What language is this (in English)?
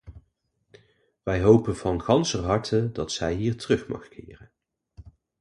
Dutch